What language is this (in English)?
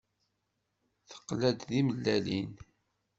Kabyle